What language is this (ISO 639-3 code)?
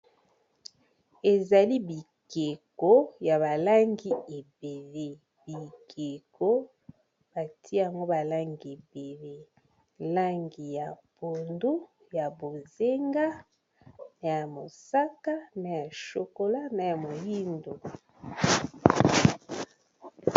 lin